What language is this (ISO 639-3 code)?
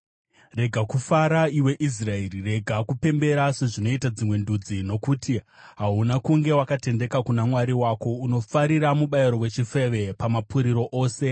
sna